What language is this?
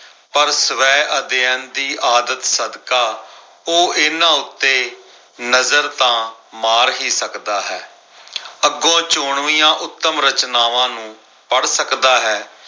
Punjabi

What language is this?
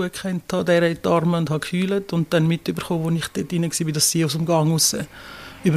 German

